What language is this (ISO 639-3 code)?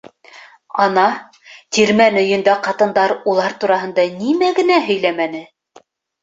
bak